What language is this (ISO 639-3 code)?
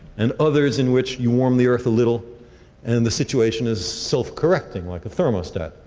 eng